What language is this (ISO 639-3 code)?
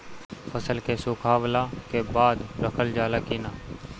bho